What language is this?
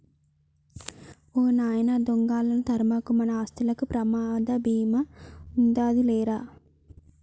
Telugu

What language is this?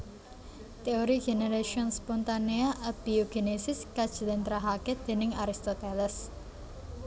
Javanese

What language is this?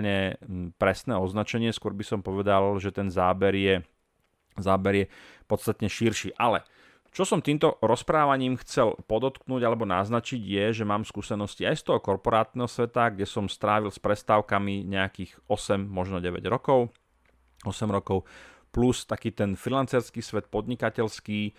Slovak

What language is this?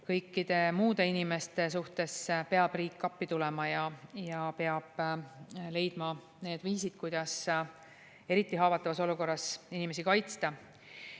Estonian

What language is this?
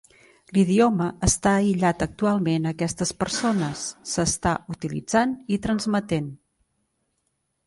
Catalan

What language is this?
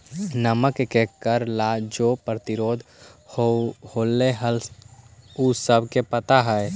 Magahi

